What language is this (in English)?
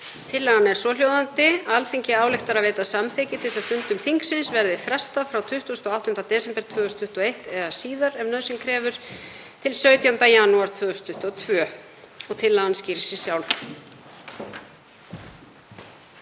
Icelandic